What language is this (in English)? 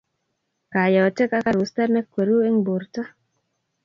Kalenjin